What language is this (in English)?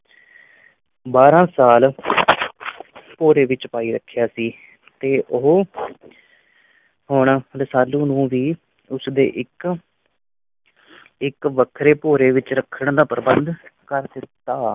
Punjabi